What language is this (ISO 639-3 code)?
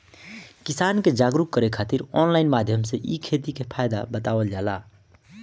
bho